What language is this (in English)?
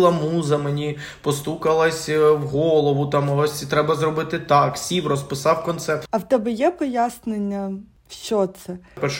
Ukrainian